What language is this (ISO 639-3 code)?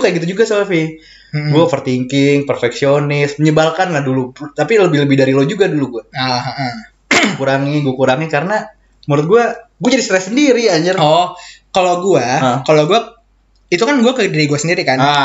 ind